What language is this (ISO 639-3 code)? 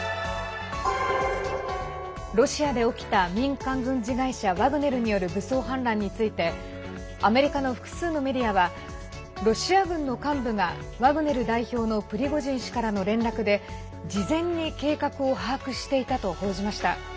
jpn